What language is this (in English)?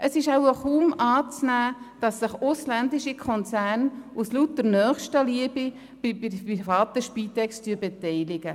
Swiss German